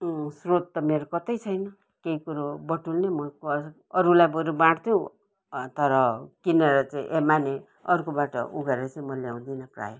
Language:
Nepali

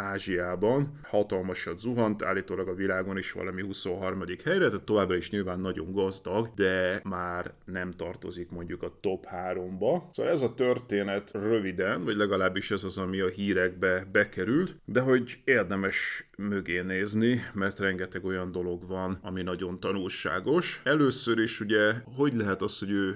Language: Hungarian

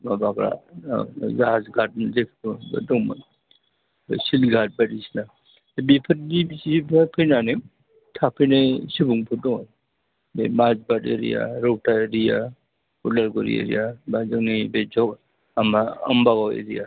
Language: Bodo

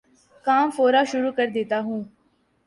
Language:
Urdu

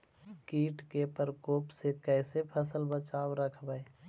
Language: Magahi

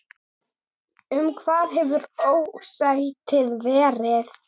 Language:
Icelandic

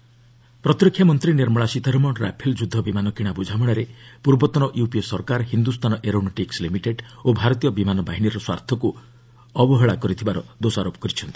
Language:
Odia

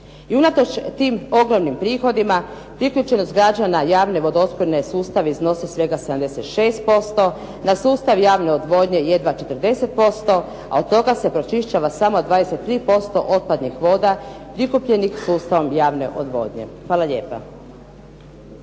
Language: Croatian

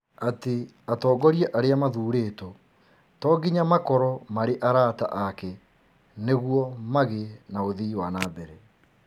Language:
Kikuyu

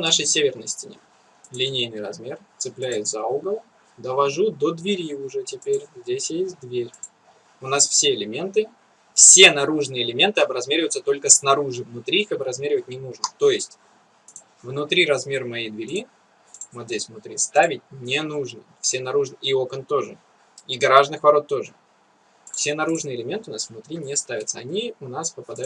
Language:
Russian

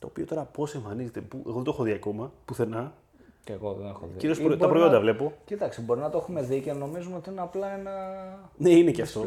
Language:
Greek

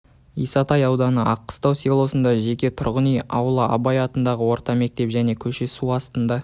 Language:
Kazakh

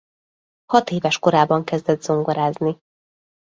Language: Hungarian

